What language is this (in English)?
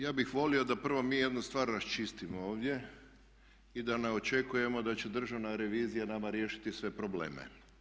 Croatian